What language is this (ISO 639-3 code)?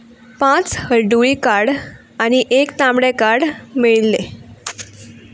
kok